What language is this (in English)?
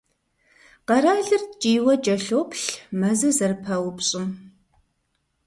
Kabardian